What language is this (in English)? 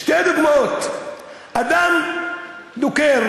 Hebrew